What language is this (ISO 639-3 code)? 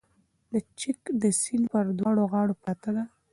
pus